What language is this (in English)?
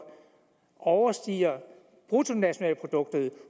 Danish